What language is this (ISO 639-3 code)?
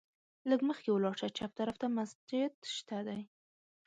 pus